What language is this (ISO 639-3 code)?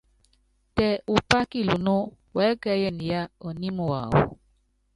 yav